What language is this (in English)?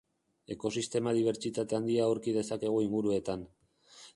Basque